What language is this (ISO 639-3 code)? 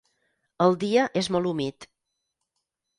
cat